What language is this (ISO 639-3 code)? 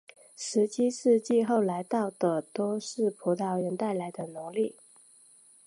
zho